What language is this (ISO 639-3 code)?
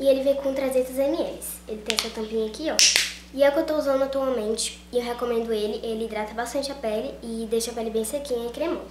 por